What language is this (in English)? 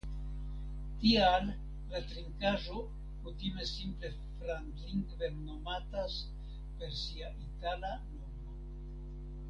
Esperanto